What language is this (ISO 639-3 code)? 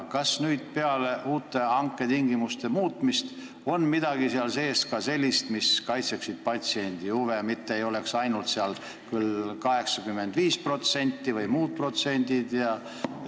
est